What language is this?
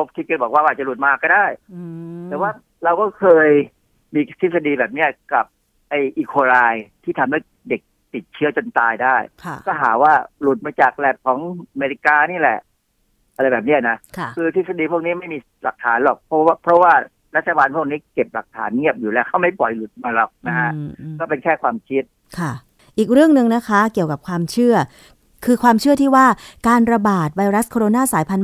Thai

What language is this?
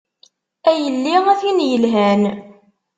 Kabyle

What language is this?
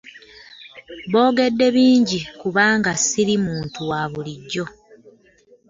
Ganda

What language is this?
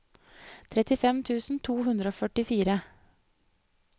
Norwegian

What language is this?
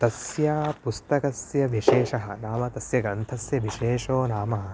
Sanskrit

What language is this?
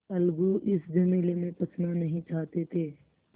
Hindi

